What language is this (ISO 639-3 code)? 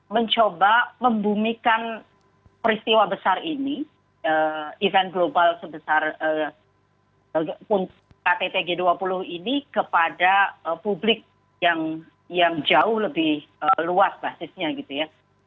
ind